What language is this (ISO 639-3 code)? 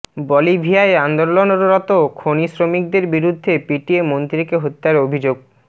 ben